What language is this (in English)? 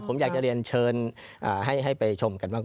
Thai